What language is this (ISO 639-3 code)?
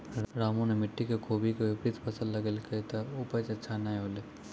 mai